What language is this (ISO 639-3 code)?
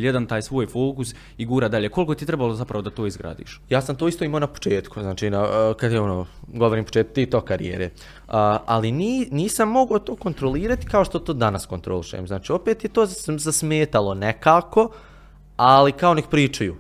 hrv